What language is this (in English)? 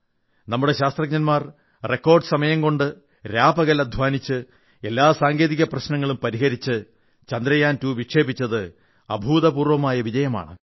Malayalam